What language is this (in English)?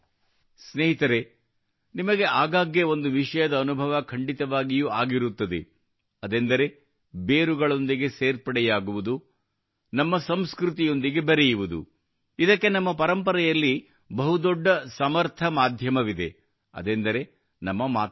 Kannada